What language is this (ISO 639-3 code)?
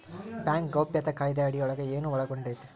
kan